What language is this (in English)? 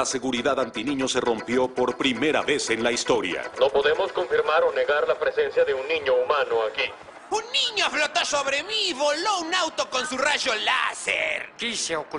Spanish